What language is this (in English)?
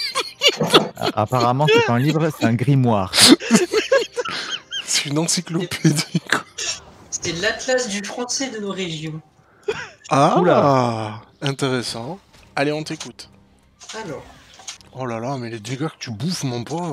French